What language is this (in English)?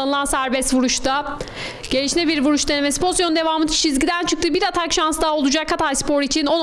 Turkish